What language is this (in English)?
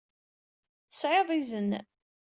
Kabyle